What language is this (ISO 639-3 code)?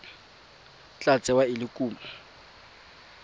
tsn